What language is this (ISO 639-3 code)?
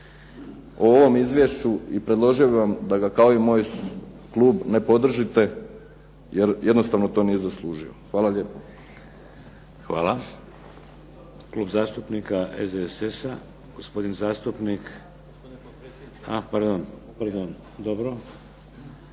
hrv